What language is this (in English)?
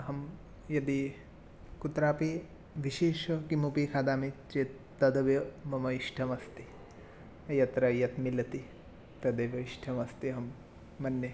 Sanskrit